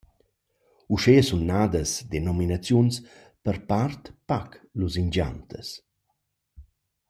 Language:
Romansh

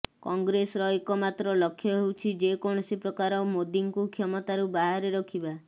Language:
Odia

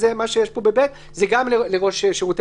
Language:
Hebrew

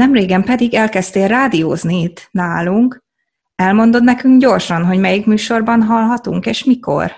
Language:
Hungarian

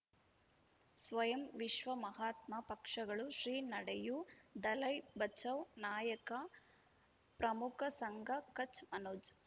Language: Kannada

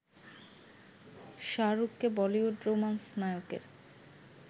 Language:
Bangla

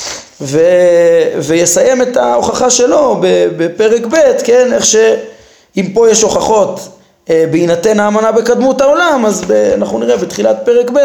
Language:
Hebrew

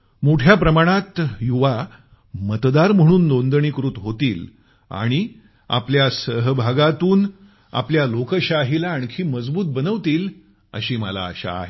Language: Marathi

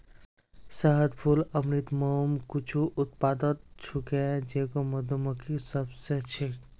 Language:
Magahi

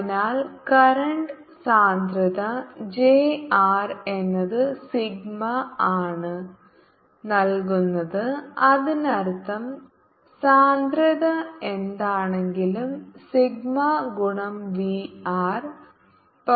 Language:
Malayalam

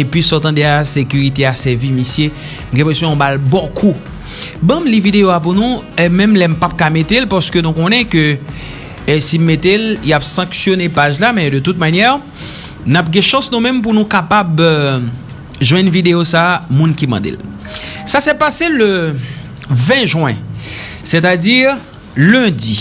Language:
French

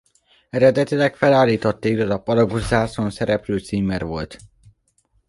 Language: Hungarian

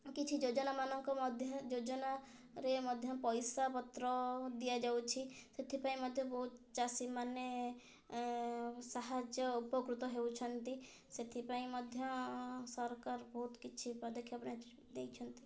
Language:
Odia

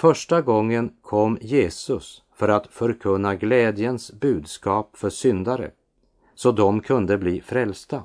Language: Swedish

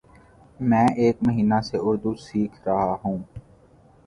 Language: Urdu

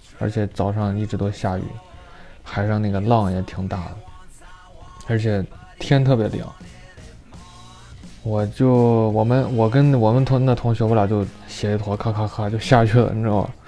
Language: Chinese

